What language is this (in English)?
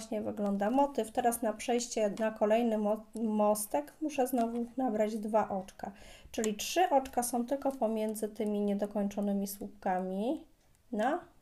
Polish